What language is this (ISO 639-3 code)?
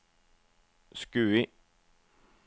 nor